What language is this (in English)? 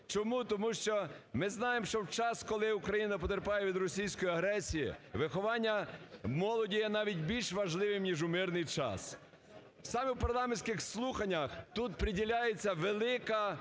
Ukrainian